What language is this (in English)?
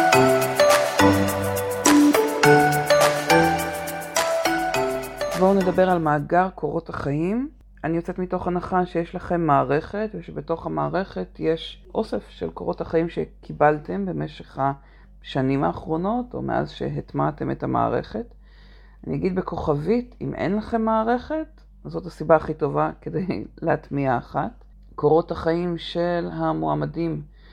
Hebrew